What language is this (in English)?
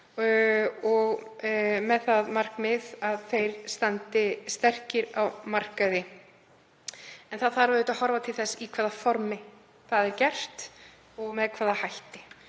Icelandic